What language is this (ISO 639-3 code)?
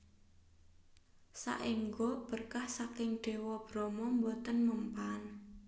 jav